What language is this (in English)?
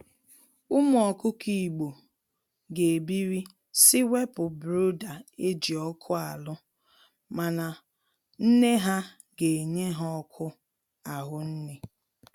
Igbo